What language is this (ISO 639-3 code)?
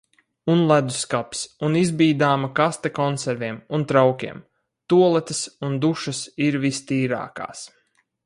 lav